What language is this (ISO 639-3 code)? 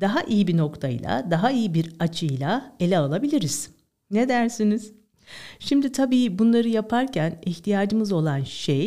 tur